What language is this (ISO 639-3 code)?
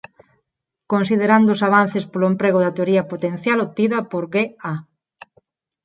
glg